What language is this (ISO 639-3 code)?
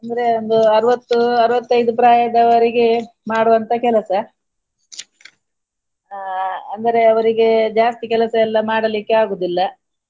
kan